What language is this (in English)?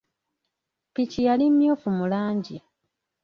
Ganda